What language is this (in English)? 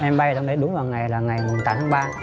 Vietnamese